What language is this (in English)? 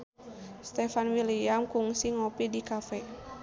Sundanese